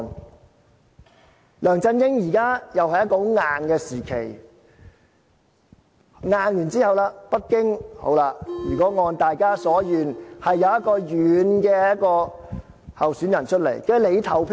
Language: Cantonese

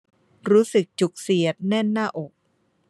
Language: Thai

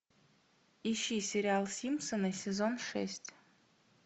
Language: Russian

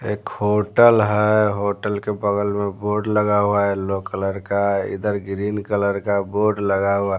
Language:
Hindi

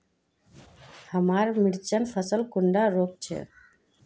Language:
Magahi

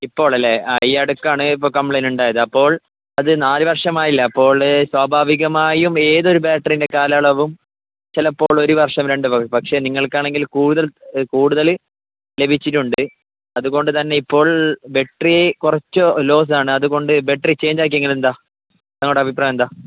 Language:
Malayalam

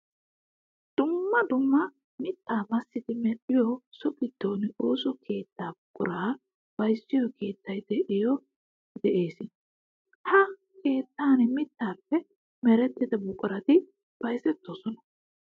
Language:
Wolaytta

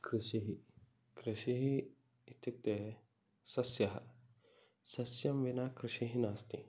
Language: Sanskrit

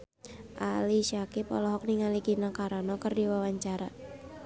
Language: Sundanese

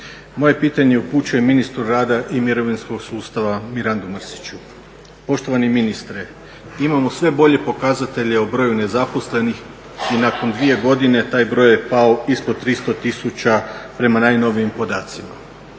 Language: Croatian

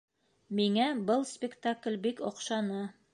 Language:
Bashkir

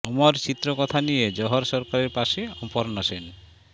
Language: Bangla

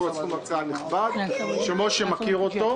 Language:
Hebrew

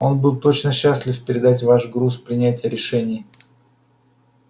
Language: Russian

